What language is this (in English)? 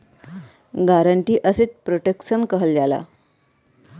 Bhojpuri